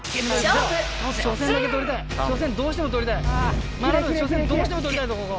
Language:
Japanese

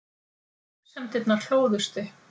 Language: Icelandic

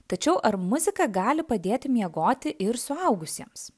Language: Lithuanian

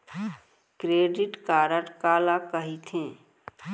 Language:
Chhattisgarhi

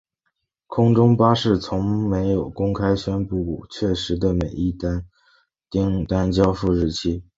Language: Chinese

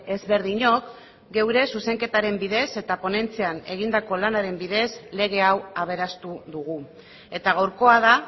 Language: Basque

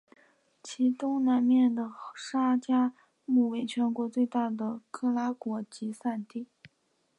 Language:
Chinese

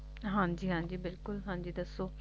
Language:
Punjabi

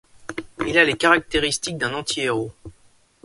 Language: French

